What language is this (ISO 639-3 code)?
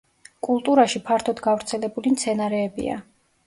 kat